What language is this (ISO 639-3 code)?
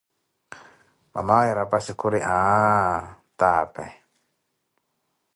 eko